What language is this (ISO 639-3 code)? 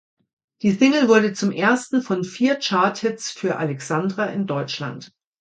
deu